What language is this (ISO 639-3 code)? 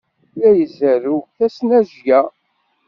kab